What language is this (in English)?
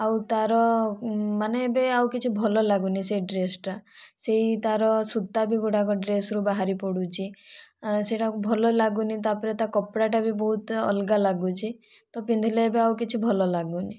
Odia